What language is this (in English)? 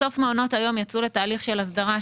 Hebrew